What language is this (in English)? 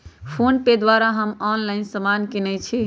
Magahi